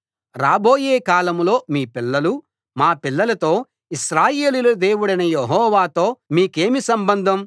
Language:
Telugu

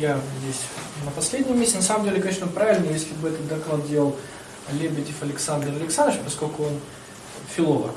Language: Russian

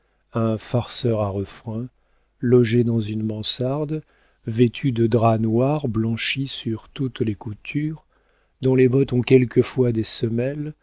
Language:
French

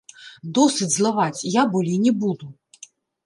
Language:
Belarusian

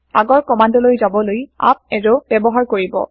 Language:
Assamese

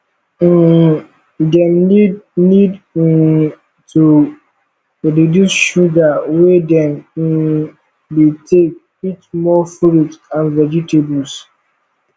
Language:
Nigerian Pidgin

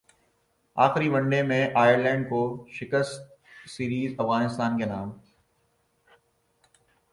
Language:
Urdu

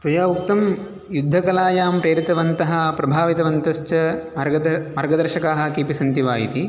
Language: Sanskrit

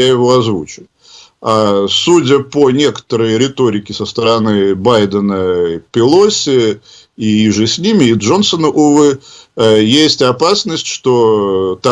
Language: Russian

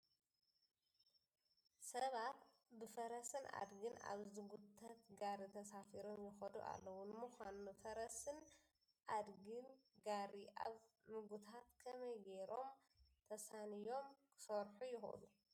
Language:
Tigrinya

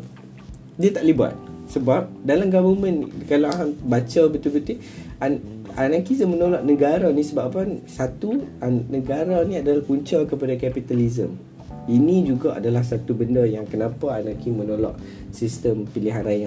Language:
Malay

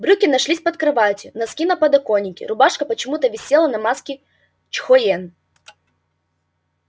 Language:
Russian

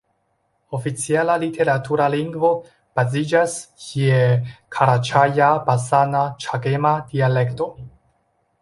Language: Esperanto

